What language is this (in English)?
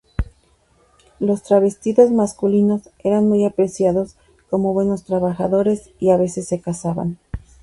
Spanish